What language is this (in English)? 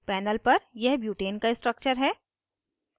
Hindi